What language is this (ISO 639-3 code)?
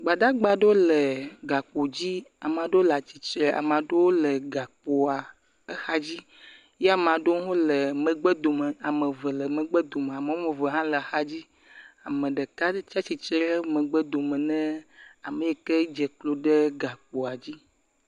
ewe